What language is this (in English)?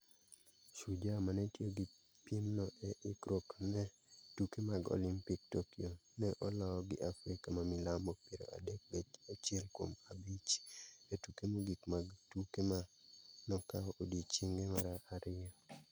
Luo (Kenya and Tanzania)